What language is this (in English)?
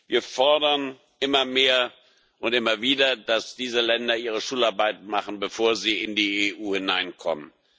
German